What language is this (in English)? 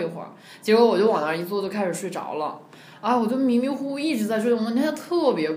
Chinese